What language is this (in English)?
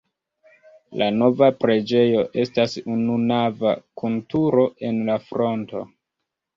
Esperanto